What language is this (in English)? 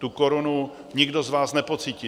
Czech